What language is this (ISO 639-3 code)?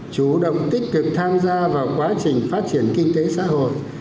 vie